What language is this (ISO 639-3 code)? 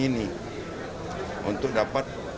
ind